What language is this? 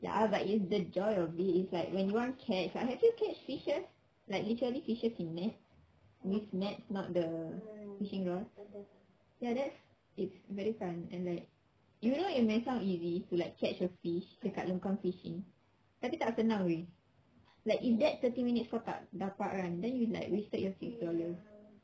English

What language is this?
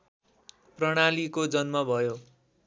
Nepali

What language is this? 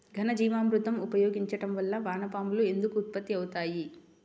Telugu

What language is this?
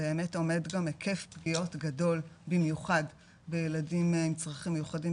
Hebrew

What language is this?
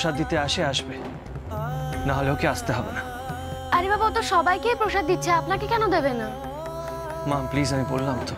Bangla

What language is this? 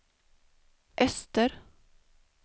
Swedish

